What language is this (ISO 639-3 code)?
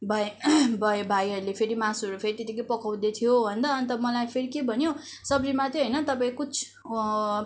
nep